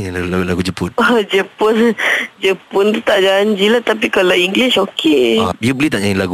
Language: Malay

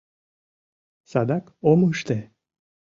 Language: Mari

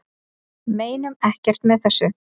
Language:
Icelandic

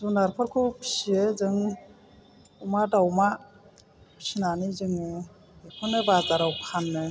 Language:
Bodo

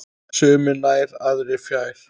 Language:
Icelandic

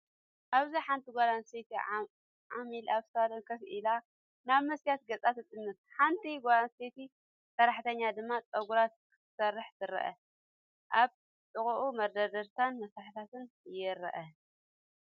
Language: Tigrinya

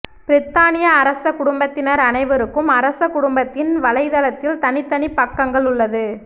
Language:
Tamil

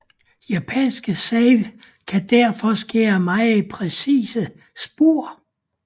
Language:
Danish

